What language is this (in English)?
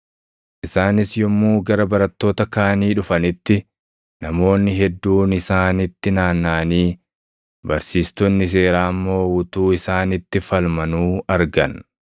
Oromo